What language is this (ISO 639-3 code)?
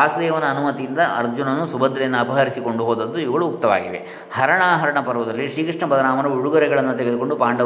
kan